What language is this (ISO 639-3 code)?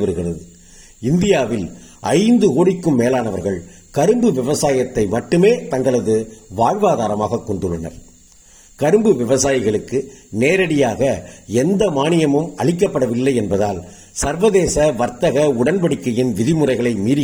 tam